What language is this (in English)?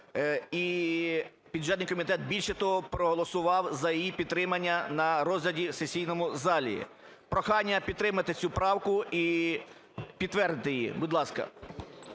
Ukrainian